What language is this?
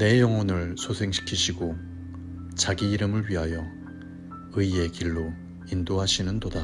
Korean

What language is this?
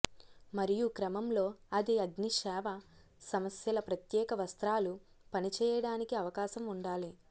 Telugu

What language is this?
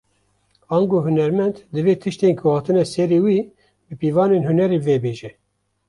Kurdish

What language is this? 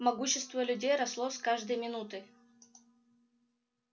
Russian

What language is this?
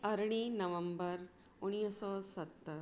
Sindhi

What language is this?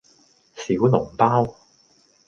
Cantonese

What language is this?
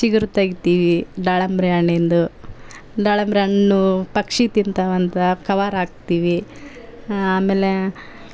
Kannada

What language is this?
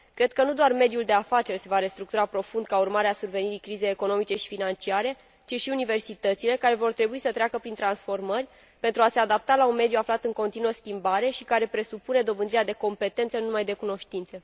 Romanian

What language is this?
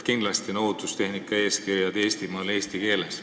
Estonian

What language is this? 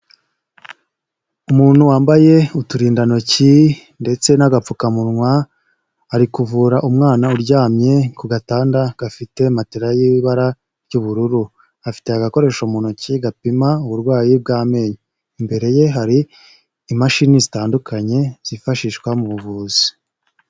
Kinyarwanda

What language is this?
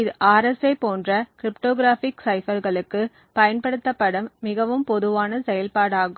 Tamil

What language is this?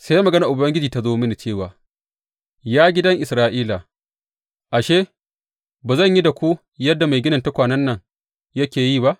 Hausa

